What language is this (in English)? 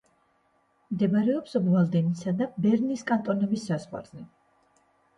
Georgian